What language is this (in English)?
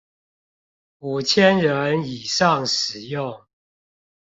Chinese